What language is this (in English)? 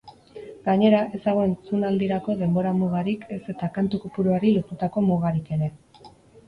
Basque